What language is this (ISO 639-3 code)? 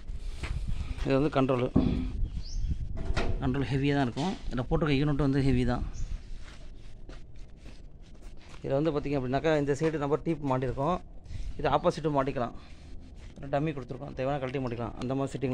ron